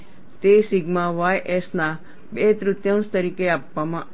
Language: Gujarati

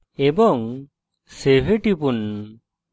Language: Bangla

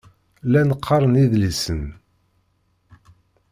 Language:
Kabyle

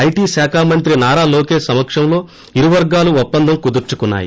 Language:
Telugu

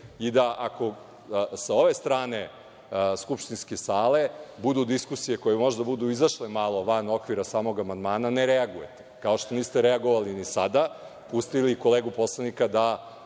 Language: Serbian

